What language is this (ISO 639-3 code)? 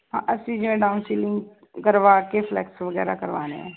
pan